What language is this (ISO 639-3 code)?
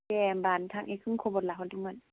brx